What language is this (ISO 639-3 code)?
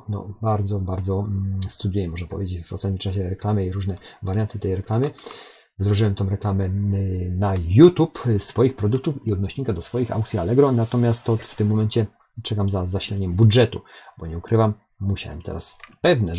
pol